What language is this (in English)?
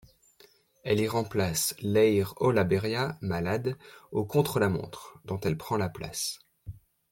French